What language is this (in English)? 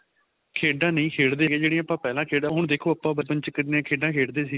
Punjabi